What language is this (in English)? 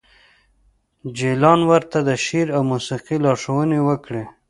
Pashto